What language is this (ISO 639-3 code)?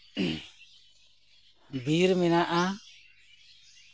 sat